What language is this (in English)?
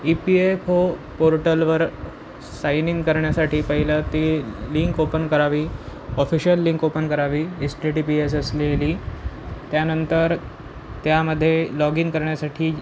Marathi